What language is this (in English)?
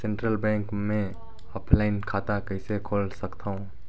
Chhattisgarhi